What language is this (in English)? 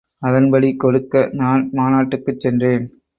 Tamil